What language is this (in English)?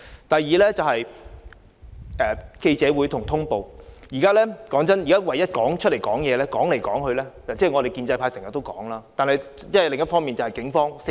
Cantonese